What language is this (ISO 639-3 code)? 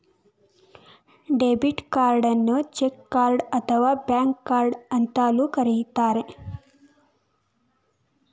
kan